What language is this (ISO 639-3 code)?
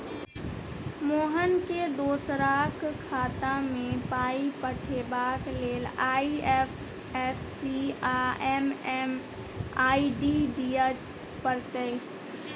mai